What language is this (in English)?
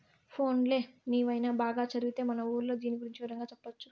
Telugu